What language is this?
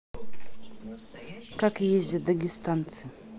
Russian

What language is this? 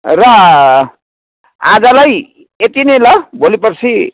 Nepali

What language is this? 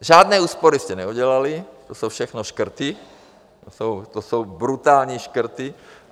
Czech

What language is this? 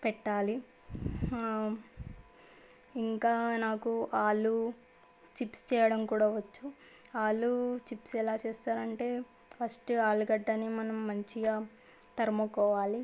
Telugu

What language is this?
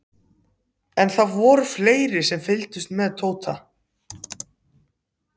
Icelandic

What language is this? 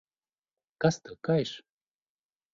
Latvian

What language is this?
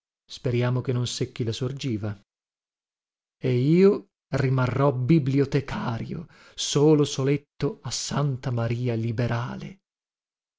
Italian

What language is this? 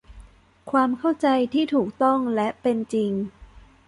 Thai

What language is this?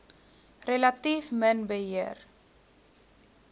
Afrikaans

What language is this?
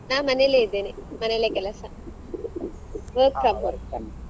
Kannada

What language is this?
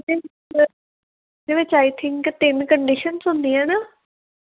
Punjabi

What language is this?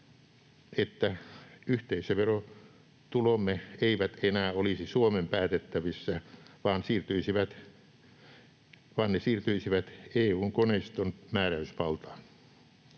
Finnish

